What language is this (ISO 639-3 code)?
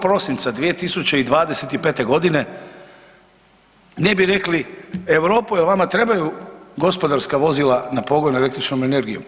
hrv